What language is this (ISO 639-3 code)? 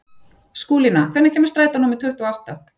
isl